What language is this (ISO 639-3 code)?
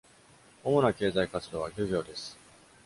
jpn